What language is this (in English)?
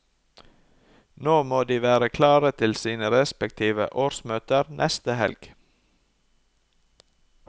Norwegian